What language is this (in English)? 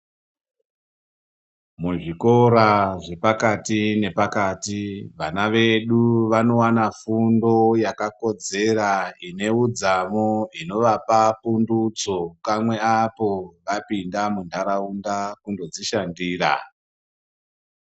Ndau